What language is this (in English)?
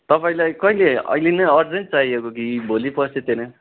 Nepali